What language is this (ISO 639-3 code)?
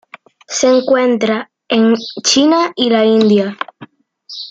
spa